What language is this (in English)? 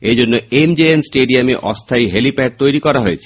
Bangla